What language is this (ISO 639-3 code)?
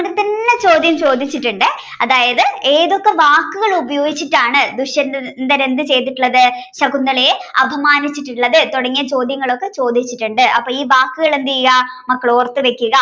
mal